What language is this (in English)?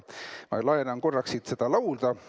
Estonian